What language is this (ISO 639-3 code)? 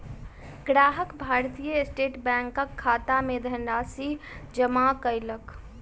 mai